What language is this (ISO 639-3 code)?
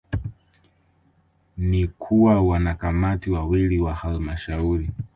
swa